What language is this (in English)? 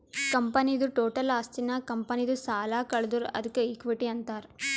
Kannada